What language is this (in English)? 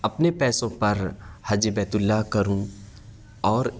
Urdu